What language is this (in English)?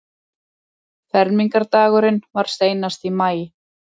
Icelandic